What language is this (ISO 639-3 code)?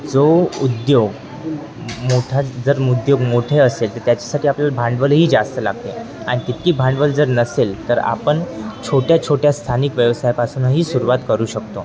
mar